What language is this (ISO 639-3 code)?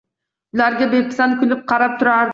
uzb